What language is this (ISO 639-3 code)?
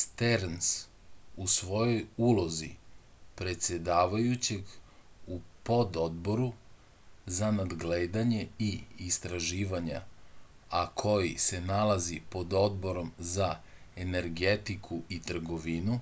srp